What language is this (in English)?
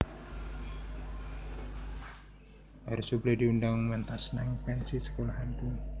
Javanese